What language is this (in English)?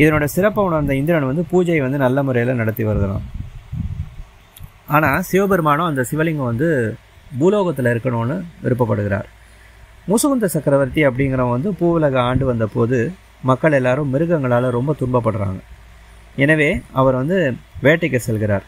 Tamil